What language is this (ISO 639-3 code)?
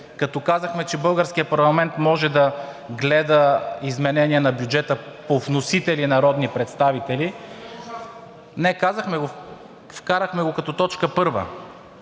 bul